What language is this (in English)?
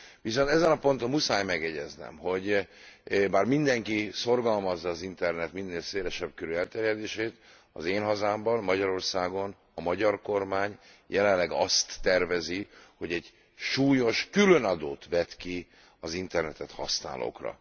Hungarian